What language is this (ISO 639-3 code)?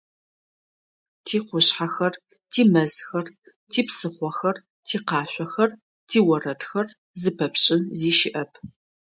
ady